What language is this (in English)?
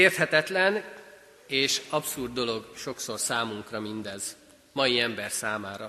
Hungarian